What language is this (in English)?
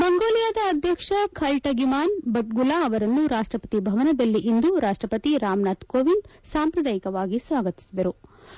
Kannada